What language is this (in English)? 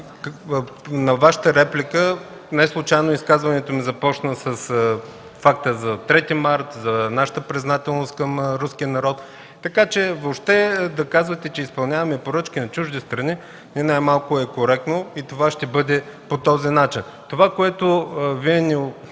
Bulgarian